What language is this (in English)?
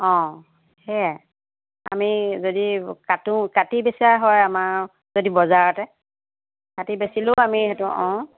Assamese